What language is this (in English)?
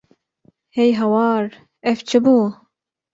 Kurdish